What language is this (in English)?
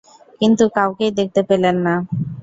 Bangla